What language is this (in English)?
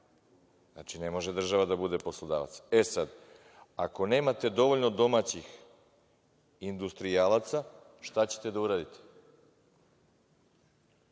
Serbian